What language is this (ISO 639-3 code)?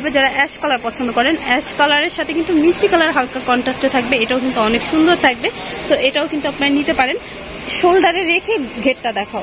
ron